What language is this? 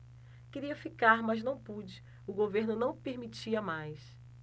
Portuguese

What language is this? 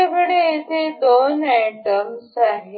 Marathi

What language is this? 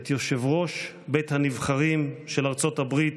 Hebrew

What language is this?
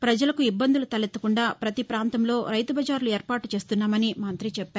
Telugu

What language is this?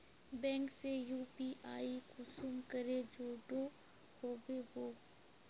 Magahi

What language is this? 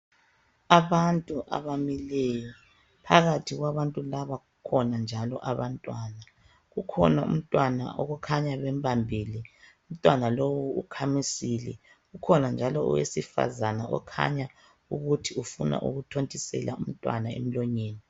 North Ndebele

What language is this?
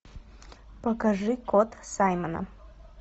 Russian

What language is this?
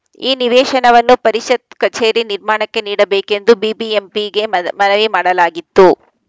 Kannada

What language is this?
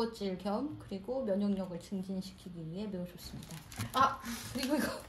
Korean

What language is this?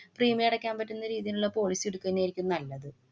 Malayalam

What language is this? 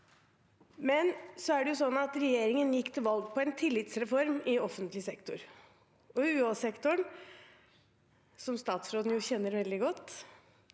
Norwegian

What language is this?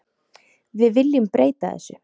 Icelandic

